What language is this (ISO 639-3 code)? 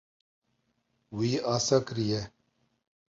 kur